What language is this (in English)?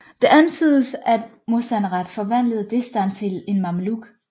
Danish